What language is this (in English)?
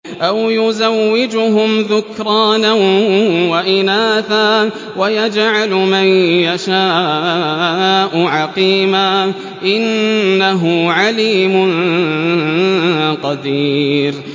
Arabic